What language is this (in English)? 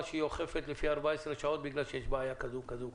Hebrew